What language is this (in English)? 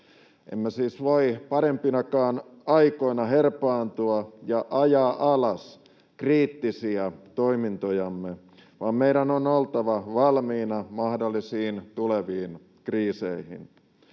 Finnish